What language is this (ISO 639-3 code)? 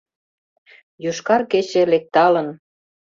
chm